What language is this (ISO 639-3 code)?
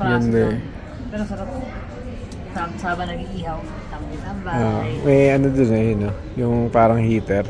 fil